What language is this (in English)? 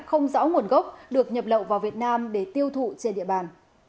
Vietnamese